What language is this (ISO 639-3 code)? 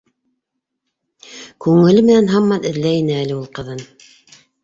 bak